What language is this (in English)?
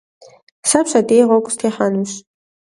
Kabardian